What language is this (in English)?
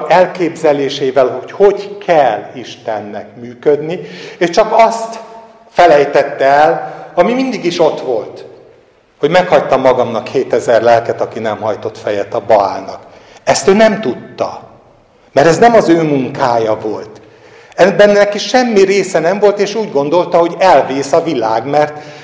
Hungarian